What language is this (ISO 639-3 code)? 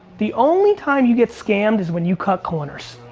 eng